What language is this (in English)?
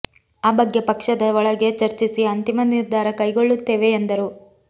Kannada